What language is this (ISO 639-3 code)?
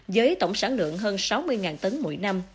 vie